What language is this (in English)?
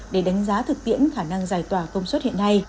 Vietnamese